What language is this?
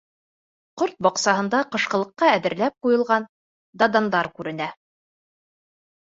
Bashkir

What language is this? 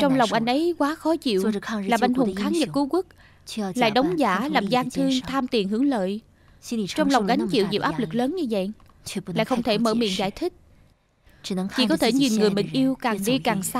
Vietnamese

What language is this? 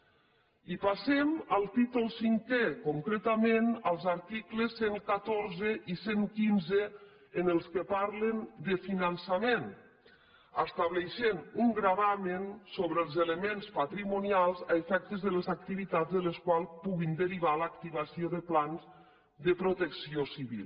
Catalan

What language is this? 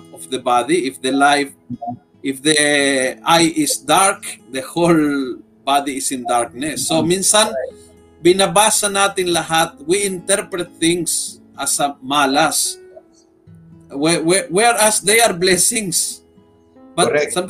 Filipino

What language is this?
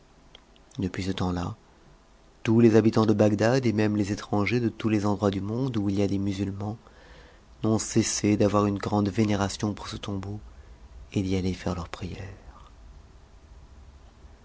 French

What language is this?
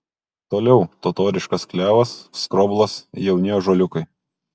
Lithuanian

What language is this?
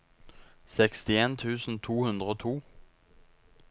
Norwegian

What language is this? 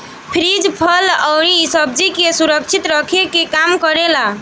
Bhojpuri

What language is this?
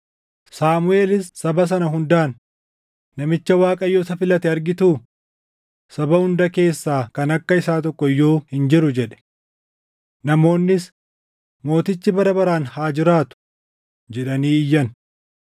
Oromo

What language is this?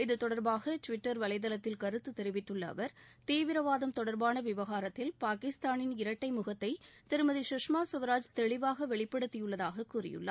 Tamil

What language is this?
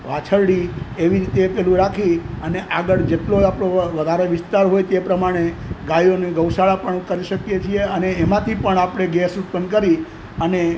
Gujarati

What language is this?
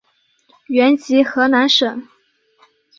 Chinese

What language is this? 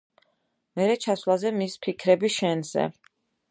Georgian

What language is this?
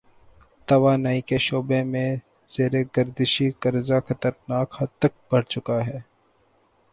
Urdu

